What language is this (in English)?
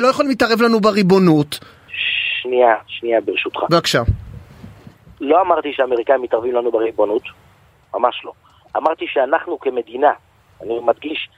Hebrew